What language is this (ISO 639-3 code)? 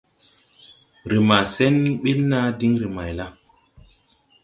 tui